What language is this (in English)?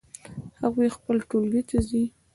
Pashto